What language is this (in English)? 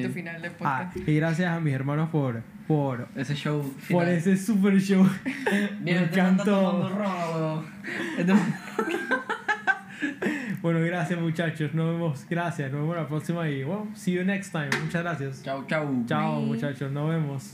Spanish